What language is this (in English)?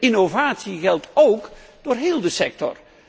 Dutch